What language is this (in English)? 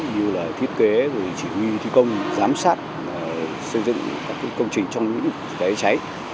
Vietnamese